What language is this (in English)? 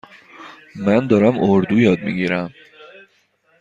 Persian